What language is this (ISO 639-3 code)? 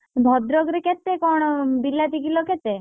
ori